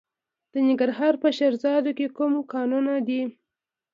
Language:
Pashto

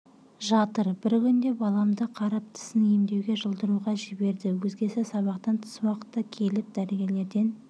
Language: Kazakh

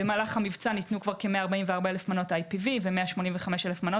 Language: Hebrew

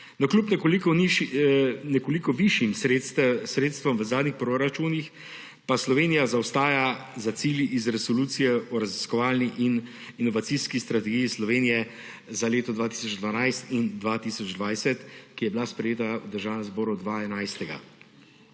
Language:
Slovenian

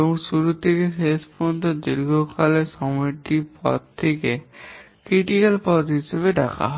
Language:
Bangla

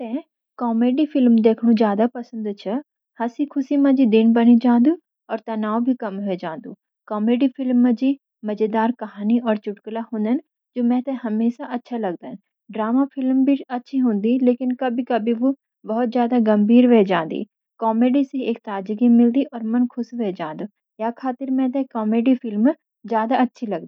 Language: Garhwali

